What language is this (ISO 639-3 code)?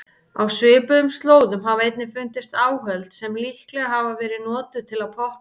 isl